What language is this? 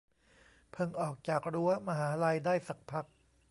Thai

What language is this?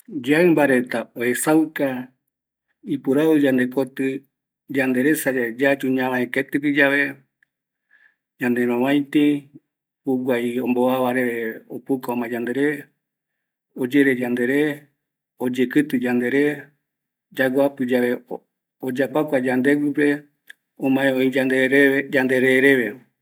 Eastern Bolivian Guaraní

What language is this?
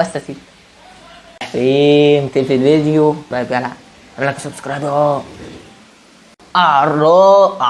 Arabic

